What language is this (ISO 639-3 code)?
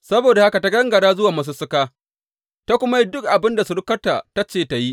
hau